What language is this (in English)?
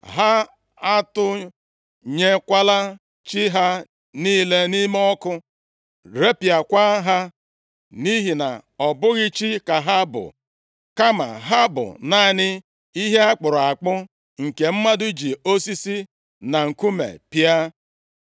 Igbo